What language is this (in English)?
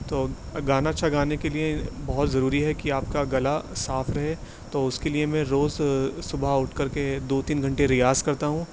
Urdu